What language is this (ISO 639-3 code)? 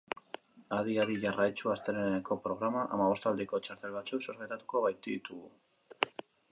eus